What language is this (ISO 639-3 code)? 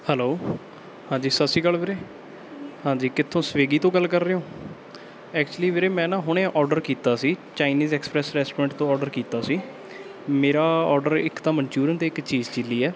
pan